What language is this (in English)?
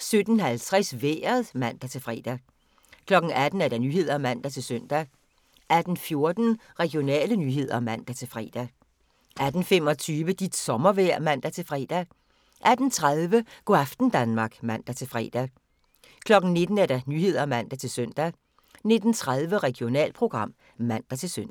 Danish